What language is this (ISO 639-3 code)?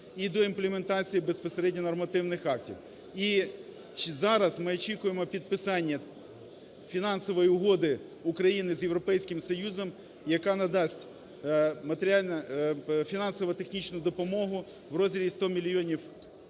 ukr